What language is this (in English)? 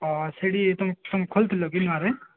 Odia